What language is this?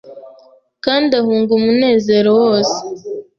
Kinyarwanda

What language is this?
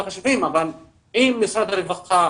Hebrew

